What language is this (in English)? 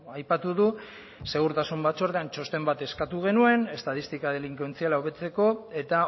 Basque